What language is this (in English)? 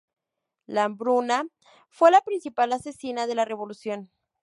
Spanish